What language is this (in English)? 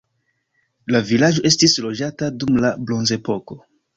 Esperanto